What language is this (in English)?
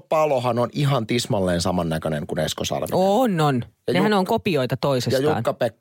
Finnish